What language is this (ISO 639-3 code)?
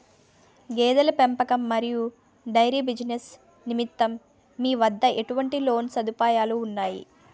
tel